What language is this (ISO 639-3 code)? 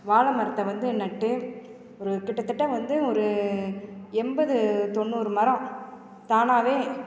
tam